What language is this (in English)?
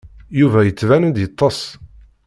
Kabyle